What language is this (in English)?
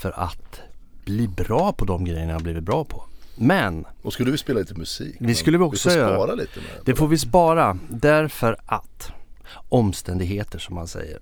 Swedish